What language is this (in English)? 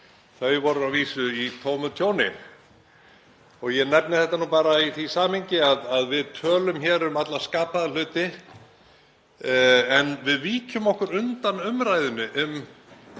Icelandic